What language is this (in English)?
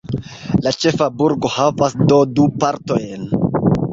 Esperanto